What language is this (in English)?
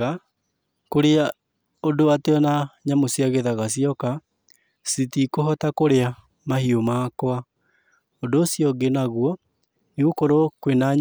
Kikuyu